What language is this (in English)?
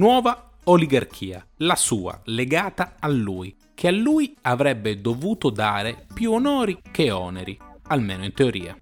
Italian